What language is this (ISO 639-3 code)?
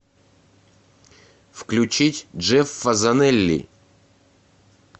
rus